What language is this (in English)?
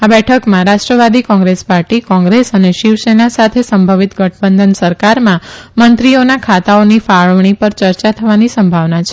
Gujarati